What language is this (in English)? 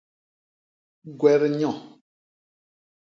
Basaa